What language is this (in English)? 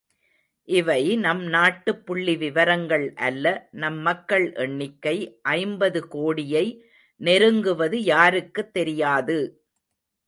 Tamil